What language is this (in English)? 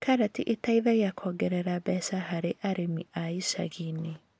Kikuyu